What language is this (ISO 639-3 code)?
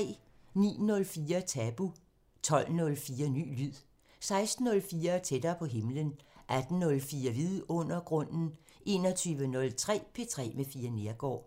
dan